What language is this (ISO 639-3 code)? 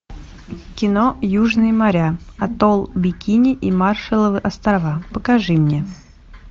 rus